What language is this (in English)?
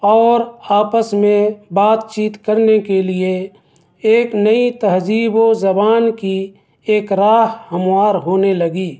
Urdu